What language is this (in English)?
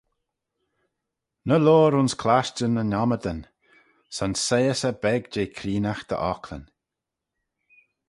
Manx